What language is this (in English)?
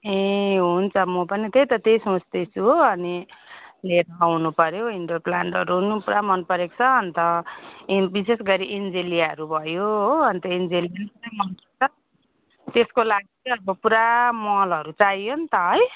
Nepali